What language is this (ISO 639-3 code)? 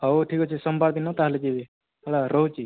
ori